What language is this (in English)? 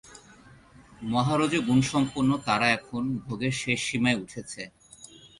Bangla